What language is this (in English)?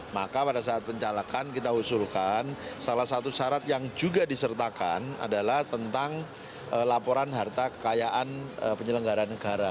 Indonesian